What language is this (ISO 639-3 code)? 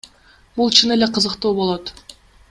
kir